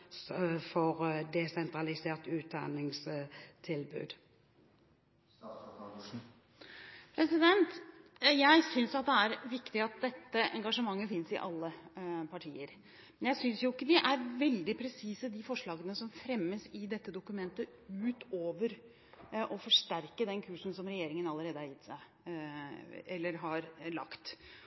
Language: Norwegian Bokmål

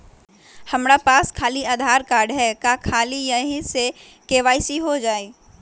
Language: Magahi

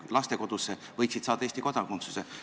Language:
Estonian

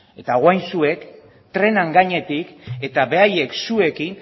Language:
Basque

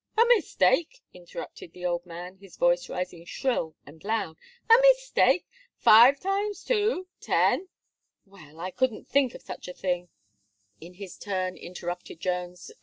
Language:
English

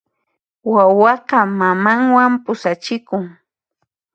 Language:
Puno Quechua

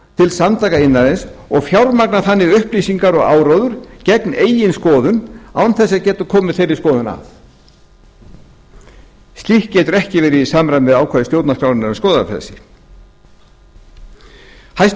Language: Icelandic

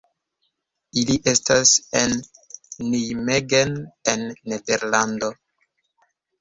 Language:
Esperanto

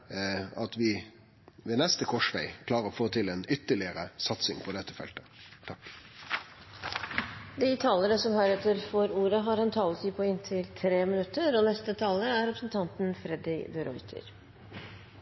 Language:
Norwegian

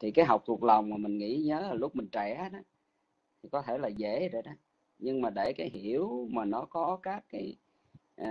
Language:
Vietnamese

